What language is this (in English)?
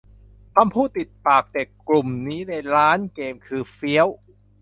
Thai